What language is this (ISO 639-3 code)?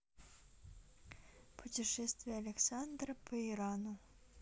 rus